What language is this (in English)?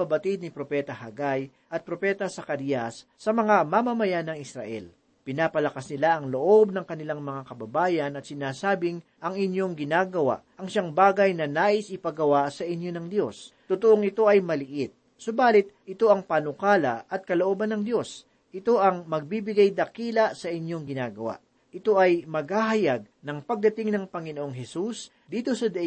Filipino